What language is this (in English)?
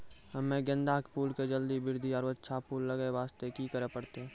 Maithili